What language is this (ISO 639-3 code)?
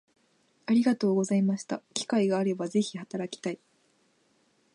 jpn